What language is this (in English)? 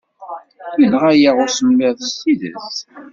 Kabyle